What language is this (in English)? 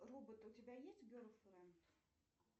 Russian